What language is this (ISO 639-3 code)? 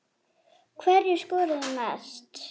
isl